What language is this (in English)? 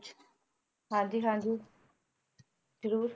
Punjabi